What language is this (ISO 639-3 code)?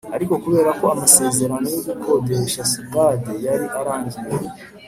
kin